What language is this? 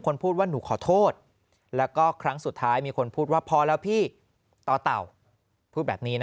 Thai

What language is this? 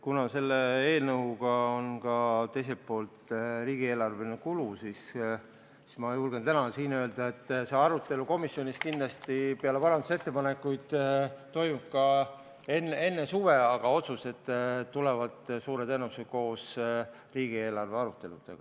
Estonian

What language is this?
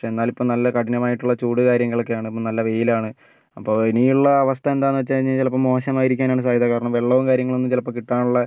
Malayalam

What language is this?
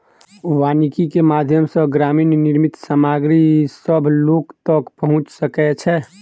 Maithili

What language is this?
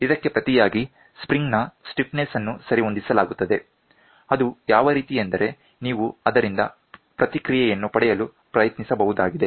Kannada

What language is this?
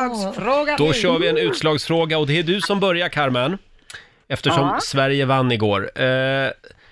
Swedish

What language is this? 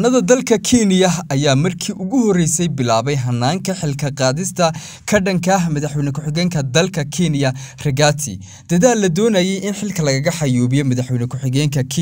Arabic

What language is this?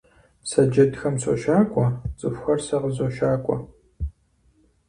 Kabardian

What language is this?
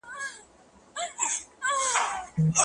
Pashto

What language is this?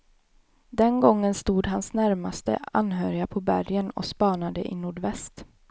Swedish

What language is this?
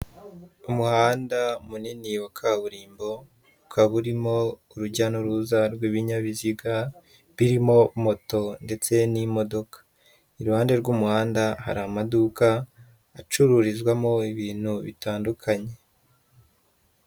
Kinyarwanda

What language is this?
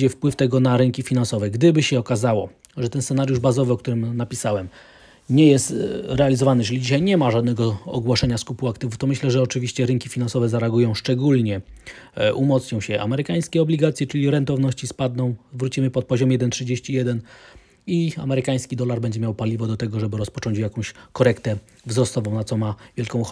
Polish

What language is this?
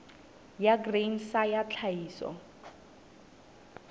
Southern Sotho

